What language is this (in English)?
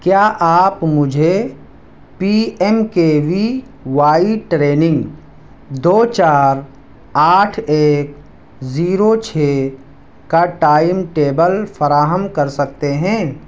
Urdu